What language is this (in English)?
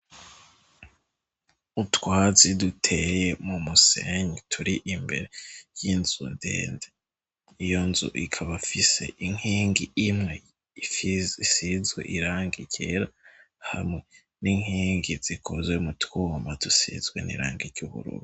Rundi